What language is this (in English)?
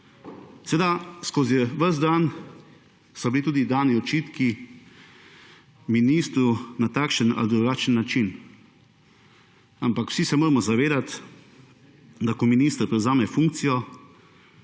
Slovenian